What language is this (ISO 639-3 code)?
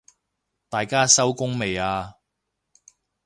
yue